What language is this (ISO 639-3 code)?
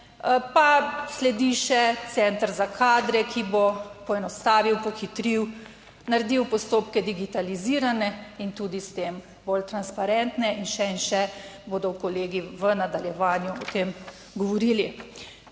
slv